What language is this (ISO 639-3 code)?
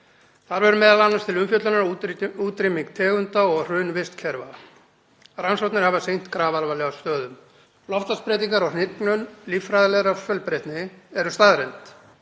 isl